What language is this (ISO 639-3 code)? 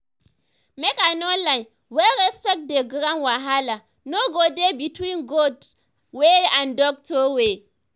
pcm